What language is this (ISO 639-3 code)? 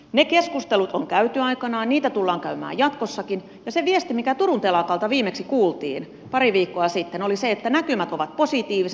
fin